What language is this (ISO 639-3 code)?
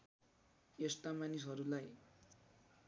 nep